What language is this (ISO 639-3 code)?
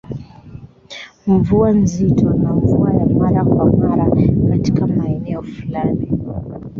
swa